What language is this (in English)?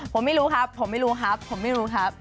Thai